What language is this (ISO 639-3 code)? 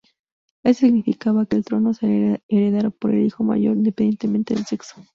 spa